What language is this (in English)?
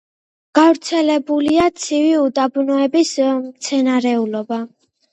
Georgian